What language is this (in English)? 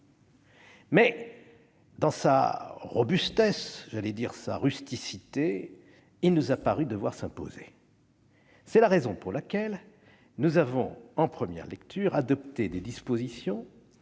French